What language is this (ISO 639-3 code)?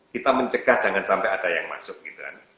ind